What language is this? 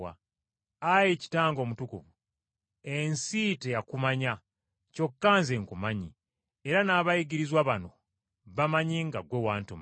Ganda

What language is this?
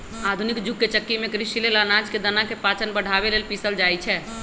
Magahi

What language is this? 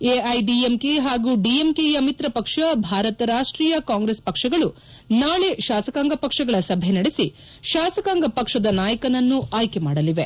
Kannada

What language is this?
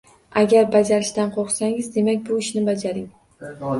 Uzbek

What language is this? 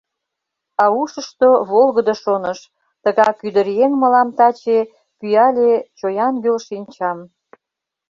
Mari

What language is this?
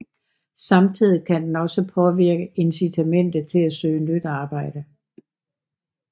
Danish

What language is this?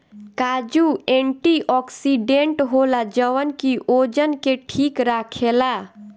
Bhojpuri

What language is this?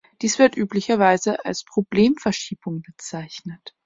German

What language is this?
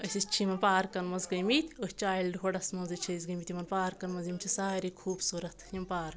Kashmiri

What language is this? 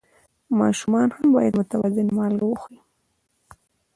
Pashto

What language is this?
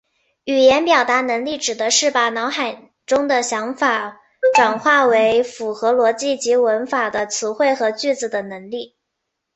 Chinese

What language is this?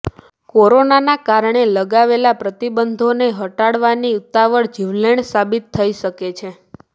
Gujarati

